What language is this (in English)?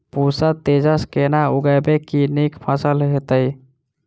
Maithili